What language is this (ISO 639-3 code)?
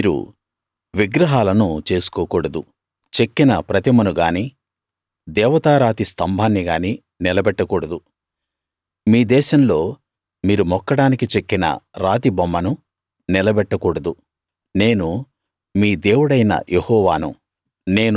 tel